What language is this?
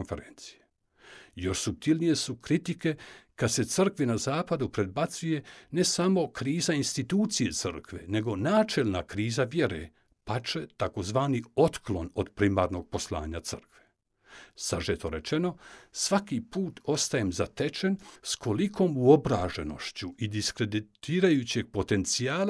Croatian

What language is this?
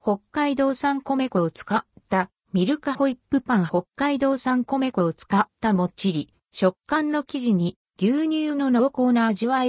Japanese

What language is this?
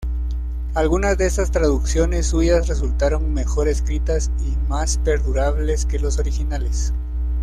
Spanish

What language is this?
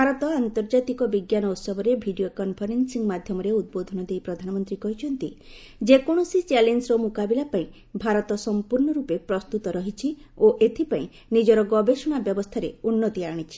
Odia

